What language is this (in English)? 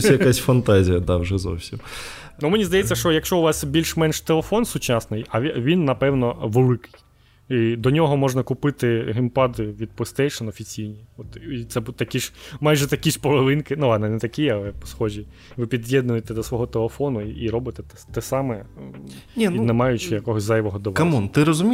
Ukrainian